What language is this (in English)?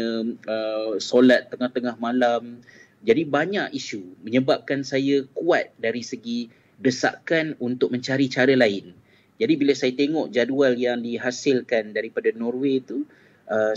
Malay